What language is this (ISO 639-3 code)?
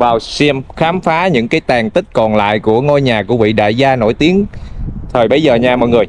vie